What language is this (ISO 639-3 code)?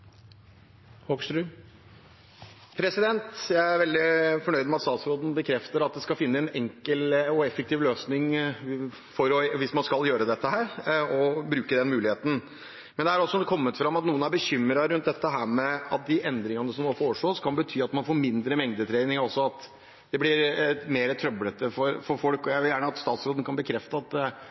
nor